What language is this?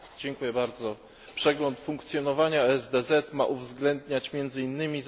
Polish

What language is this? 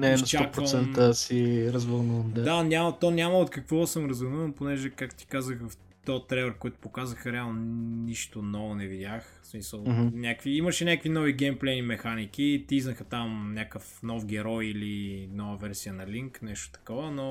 Bulgarian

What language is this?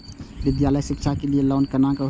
Maithili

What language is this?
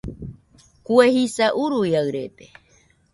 Nüpode Huitoto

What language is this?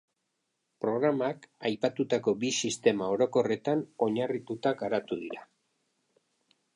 Basque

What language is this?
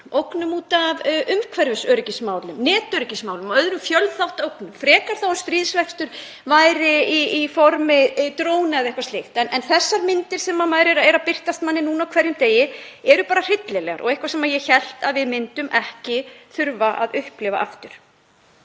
Icelandic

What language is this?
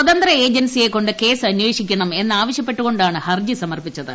Malayalam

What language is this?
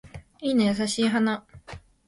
Japanese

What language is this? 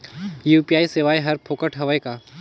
Chhattisgarhi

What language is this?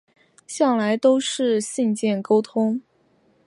Chinese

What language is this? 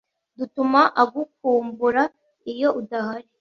Kinyarwanda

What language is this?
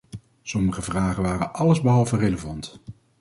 Dutch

